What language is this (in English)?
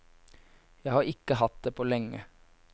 Norwegian